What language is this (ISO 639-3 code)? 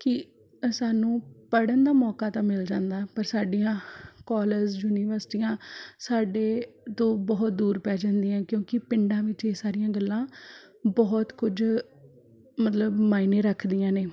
pan